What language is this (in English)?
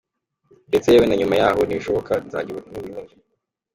Kinyarwanda